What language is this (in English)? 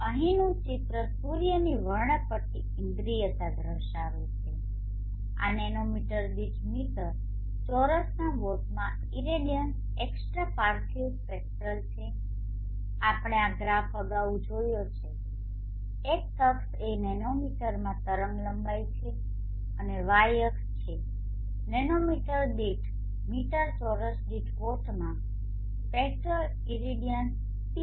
Gujarati